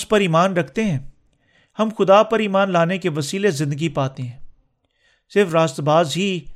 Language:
Urdu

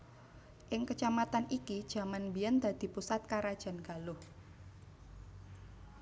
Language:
Javanese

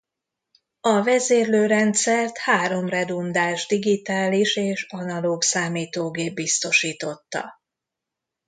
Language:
Hungarian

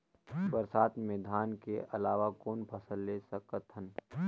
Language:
Chhattisgarhi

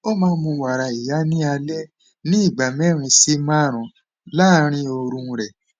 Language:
Yoruba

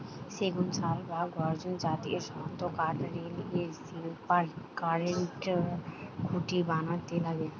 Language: Bangla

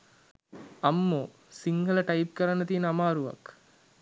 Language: Sinhala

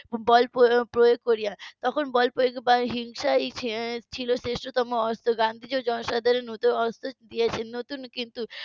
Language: Bangla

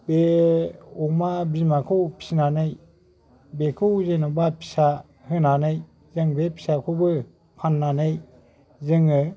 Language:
Bodo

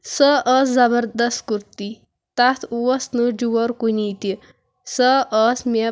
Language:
Kashmiri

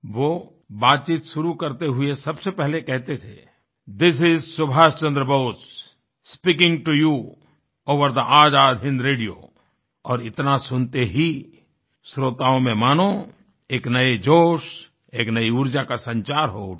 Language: Hindi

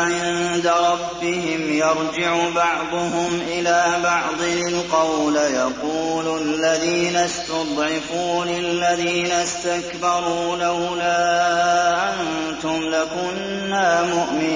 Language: Arabic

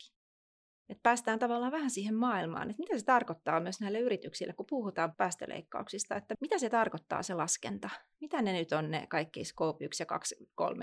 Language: Finnish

